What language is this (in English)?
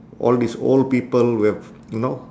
English